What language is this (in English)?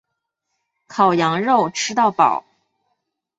Chinese